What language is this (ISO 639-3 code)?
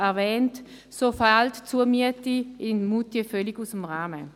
gsw